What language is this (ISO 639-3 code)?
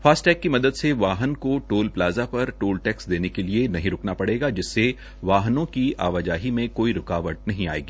hin